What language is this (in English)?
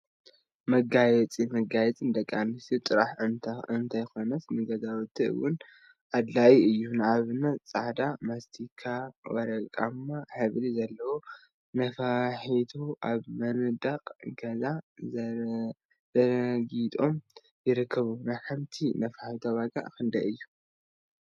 Tigrinya